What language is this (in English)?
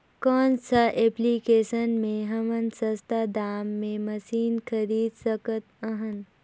Chhattisgarhi